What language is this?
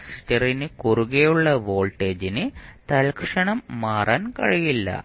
Malayalam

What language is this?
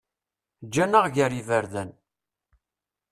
Kabyle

